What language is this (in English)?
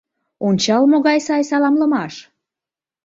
Mari